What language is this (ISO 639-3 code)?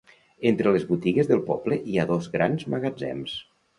cat